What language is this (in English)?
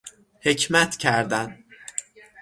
Persian